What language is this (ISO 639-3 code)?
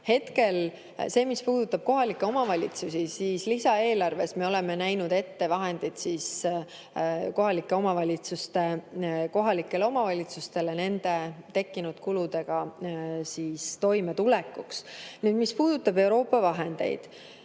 est